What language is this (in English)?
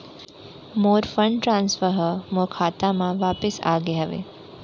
Chhattisgarhi